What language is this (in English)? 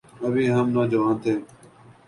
Urdu